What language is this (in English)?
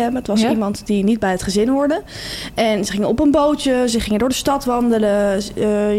Dutch